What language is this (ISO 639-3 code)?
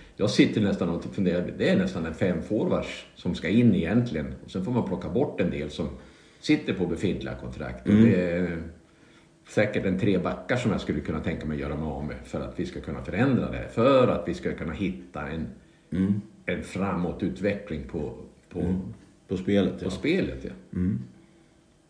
swe